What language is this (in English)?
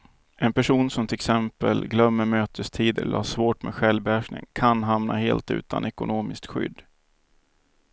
Swedish